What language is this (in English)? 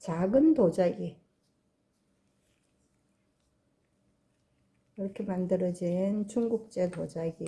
Korean